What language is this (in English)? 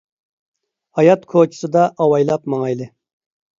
Uyghur